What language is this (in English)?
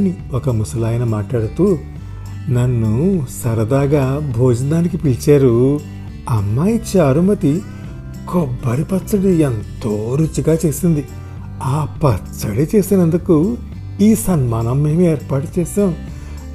Telugu